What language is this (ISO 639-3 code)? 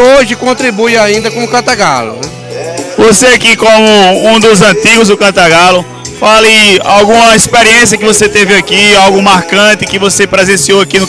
por